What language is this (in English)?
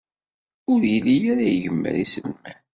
Kabyle